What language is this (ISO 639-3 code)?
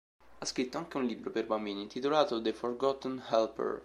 ita